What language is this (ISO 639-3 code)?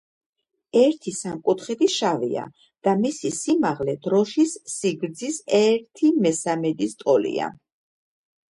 kat